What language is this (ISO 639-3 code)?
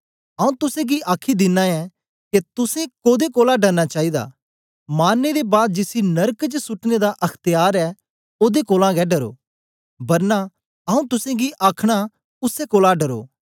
doi